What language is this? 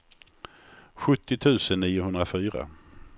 Swedish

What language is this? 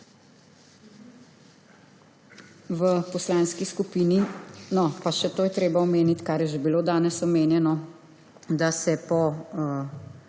Slovenian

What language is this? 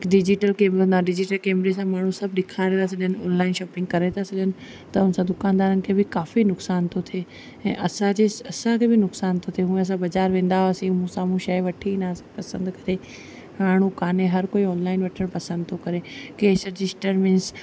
Sindhi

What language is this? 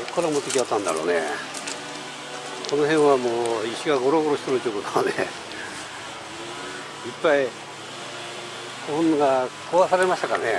Japanese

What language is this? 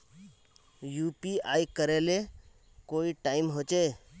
Magahi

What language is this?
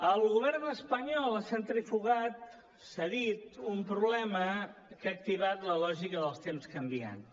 Catalan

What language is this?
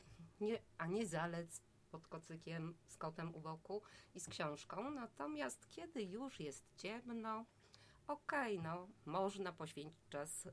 Polish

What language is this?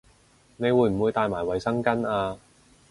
Cantonese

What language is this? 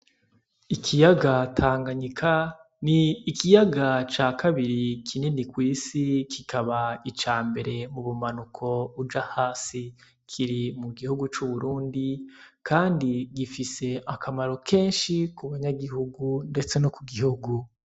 Rundi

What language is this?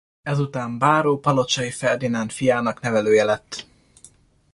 Hungarian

